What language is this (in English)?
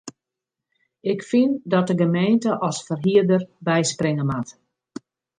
Western Frisian